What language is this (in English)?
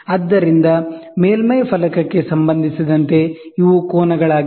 Kannada